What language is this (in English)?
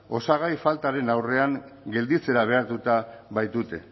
Basque